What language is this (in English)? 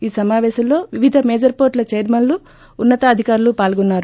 Telugu